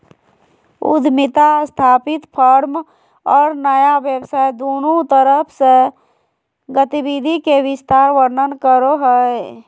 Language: Magahi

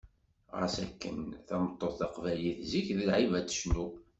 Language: Kabyle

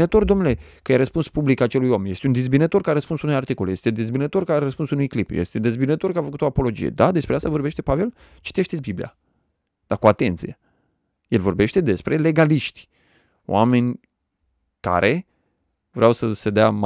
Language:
Romanian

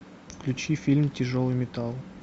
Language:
Russian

